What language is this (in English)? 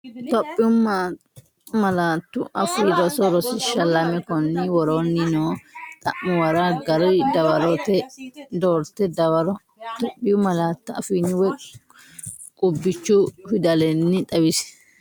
Sidamo